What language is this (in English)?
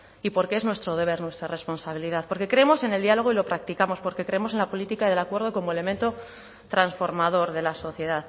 Spanish